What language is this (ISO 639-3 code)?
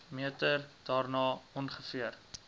afr